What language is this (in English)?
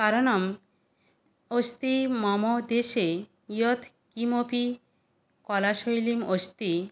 Sanskrit